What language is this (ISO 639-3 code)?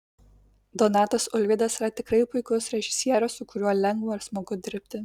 lit